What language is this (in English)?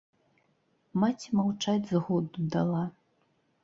Belarusian